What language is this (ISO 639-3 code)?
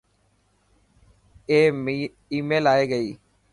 mki